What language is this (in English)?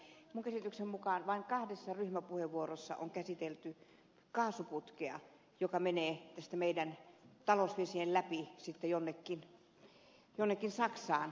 Finnish